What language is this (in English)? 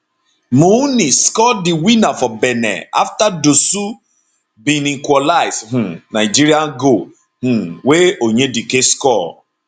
Nigerian Pidgin